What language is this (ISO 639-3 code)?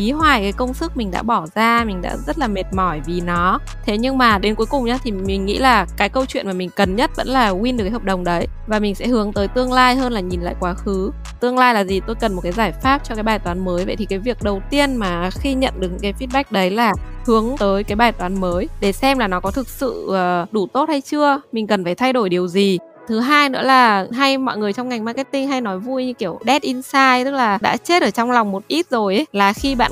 vie